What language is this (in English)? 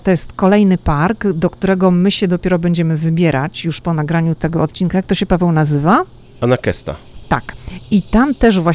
Polish